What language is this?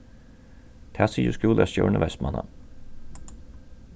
Faroese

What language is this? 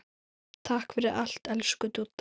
Icelandic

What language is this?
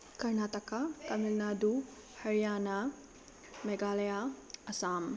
Manipuri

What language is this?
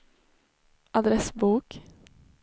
Swedish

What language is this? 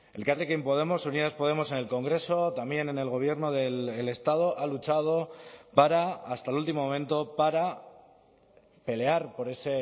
Spanish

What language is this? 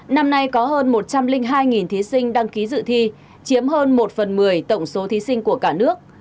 Vietnamese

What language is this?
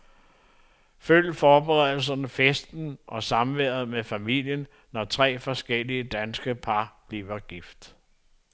Danish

